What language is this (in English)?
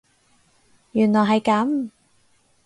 Cantonese